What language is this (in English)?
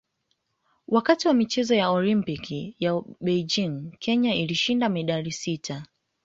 Swahili